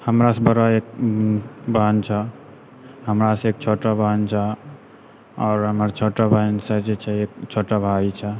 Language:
Maithili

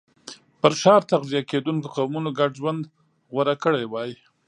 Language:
Pashto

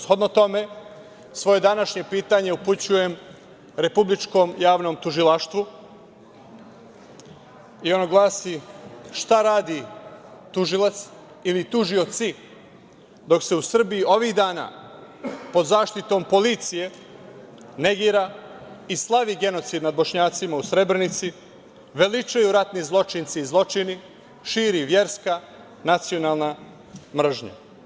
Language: Serbian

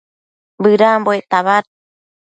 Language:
Matsés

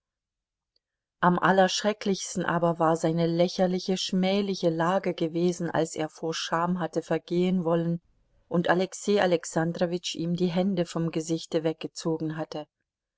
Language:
German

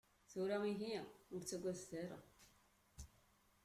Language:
Kabyle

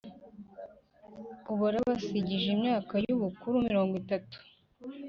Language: Kinyarwanda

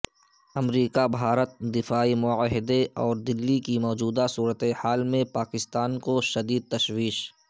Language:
Urdu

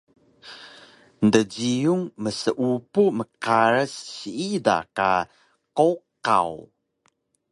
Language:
Taroko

